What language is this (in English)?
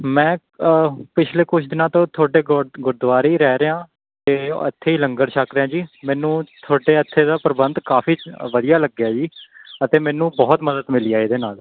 Punjabi